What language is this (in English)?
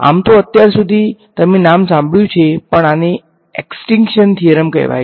Gujarati